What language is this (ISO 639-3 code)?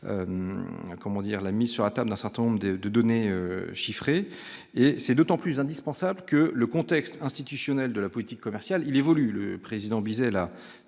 fra